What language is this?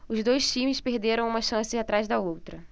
Portuguese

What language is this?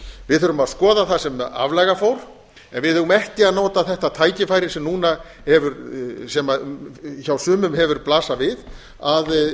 Icelandic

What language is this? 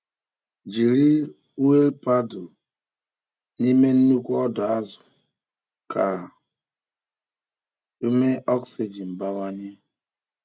Igbo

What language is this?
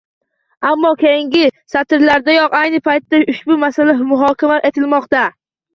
Uzbek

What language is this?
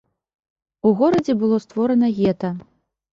Belarusian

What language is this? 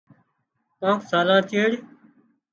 Wadiyara Koli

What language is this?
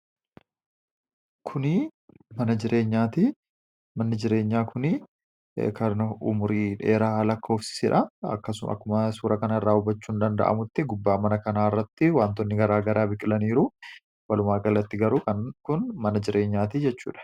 Oromo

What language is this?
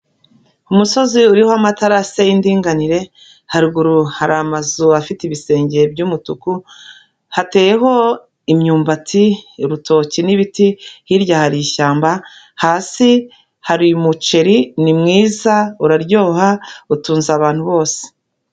Kinyarwanda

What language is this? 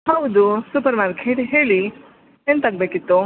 Kannada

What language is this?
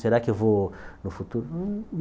Portuguese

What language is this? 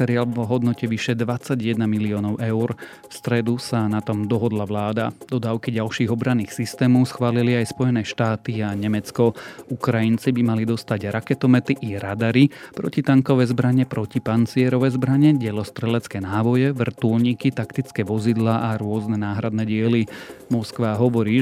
Slovak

